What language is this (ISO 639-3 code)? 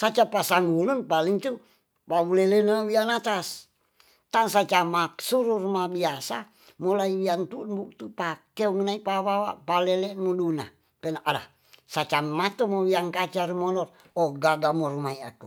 txs